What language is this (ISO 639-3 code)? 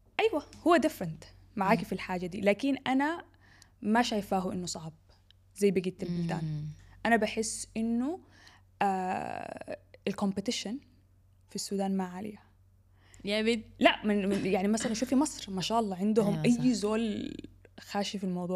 ara